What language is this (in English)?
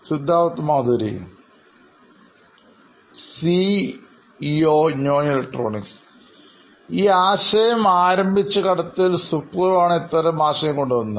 Malayalam